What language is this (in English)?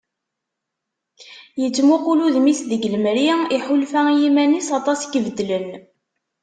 Kabyle